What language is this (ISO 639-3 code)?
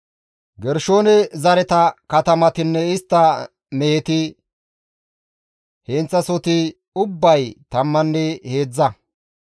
gmv